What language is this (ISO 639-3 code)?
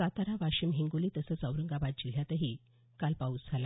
mar